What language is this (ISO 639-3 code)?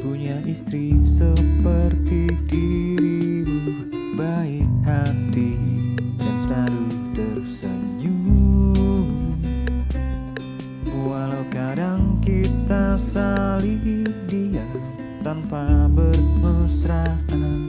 ind